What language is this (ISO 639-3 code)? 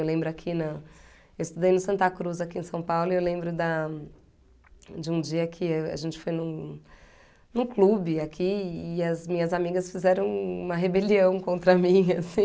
por